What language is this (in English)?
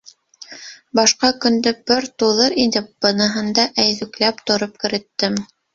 Bashkir